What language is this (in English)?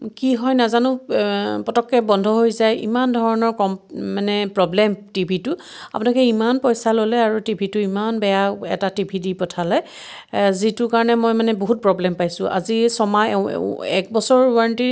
Assamese